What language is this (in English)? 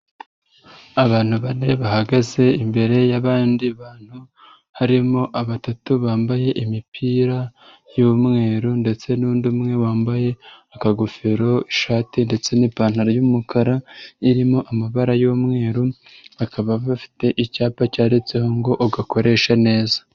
Kinyarwanda